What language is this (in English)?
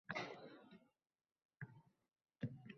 Uzbek